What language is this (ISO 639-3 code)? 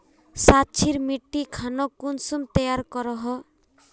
mag